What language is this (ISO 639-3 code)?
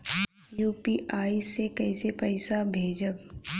bho